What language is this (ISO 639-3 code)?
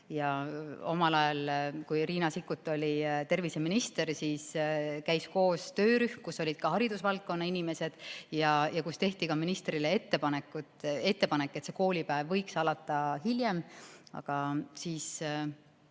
est